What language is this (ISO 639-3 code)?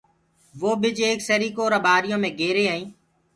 ggg